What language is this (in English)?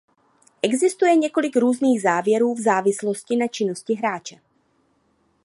Czech